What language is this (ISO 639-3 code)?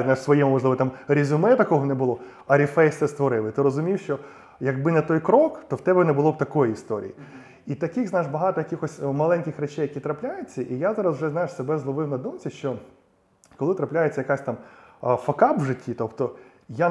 ukr